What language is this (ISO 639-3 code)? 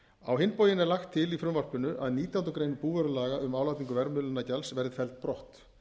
isl